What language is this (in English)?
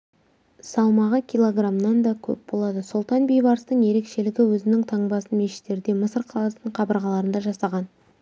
Kazakh